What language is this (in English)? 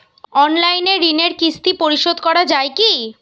Bangla